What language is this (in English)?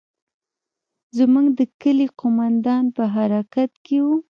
Pashto